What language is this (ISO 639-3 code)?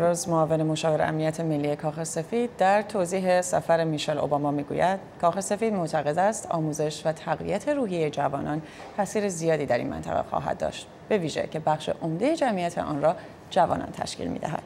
fas